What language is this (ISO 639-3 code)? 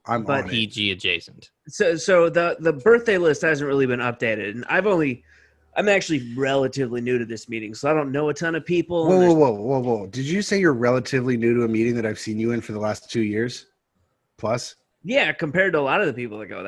eng